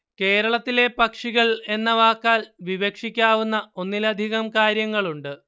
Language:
Malayalam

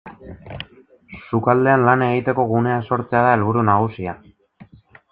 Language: Basque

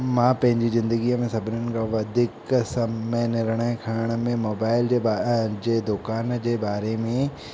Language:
Sindhi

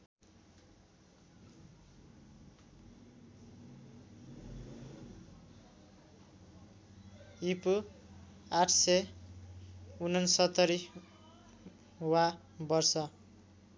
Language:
Nepali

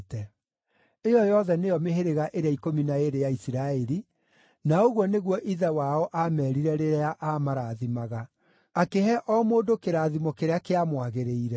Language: Kikuyu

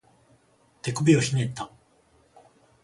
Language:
Japanese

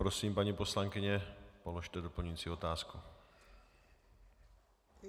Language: Czech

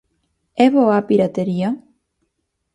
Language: Galician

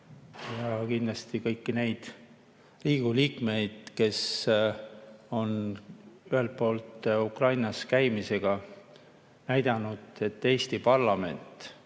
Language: Estonian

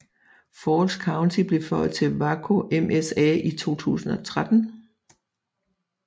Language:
Danish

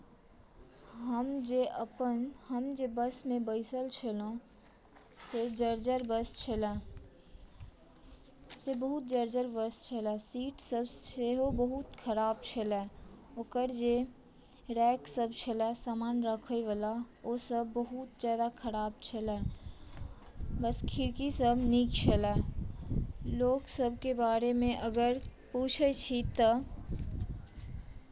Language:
Maithili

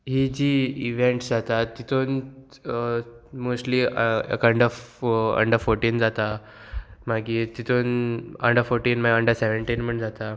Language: Konkani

